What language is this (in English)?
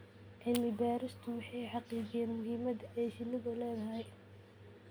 Somali